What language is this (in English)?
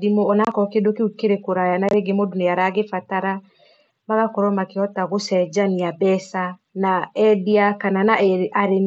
Kikuyu